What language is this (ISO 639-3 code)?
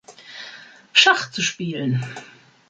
deu